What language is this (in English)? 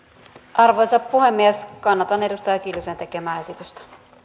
Finnish